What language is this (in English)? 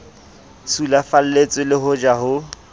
Southern Sotho